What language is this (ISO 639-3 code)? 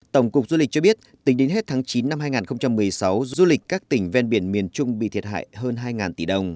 vie